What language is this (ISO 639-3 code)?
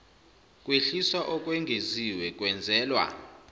zul